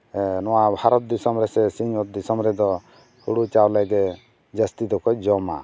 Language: Santali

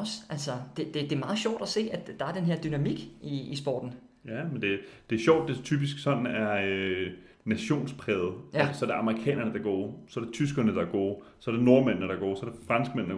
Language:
Danish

